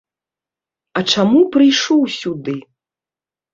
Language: Belarusian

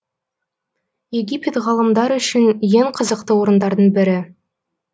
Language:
Kazakh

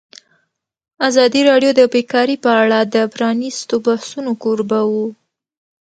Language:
Pashto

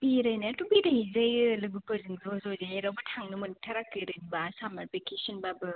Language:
Bodo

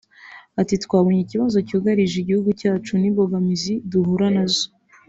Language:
Kinyarwanda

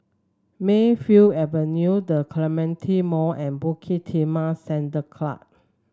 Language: English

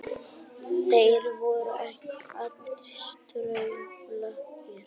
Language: Icelandic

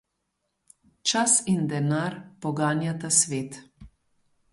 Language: Slovenian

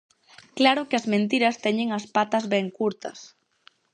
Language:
Galician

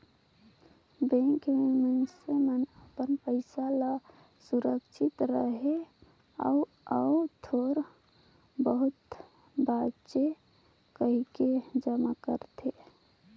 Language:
Chhattisgarhi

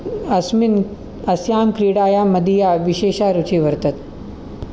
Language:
Sanskrit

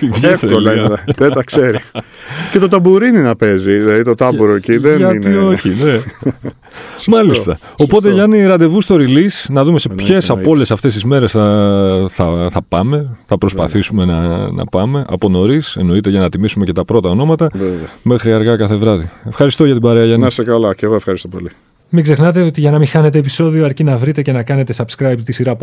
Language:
Greek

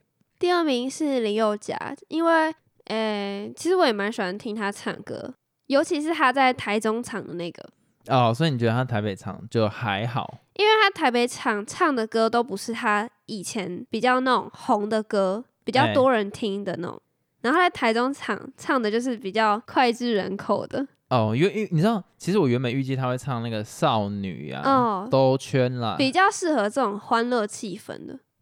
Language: Chinese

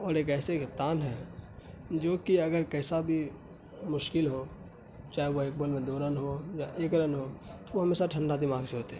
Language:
Urdu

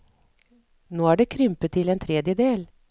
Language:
Norwegian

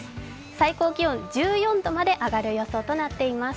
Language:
Japanese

